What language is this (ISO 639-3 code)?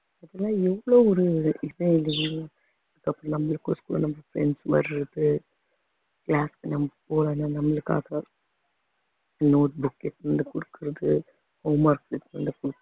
tam